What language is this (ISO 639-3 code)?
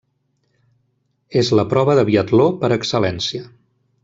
cat